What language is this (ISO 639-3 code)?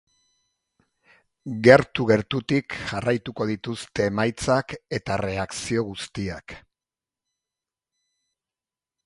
eus